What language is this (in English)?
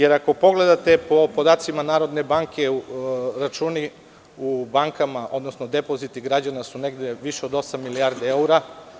Serbian